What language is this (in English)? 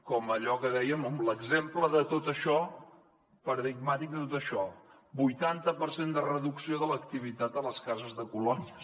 Catalan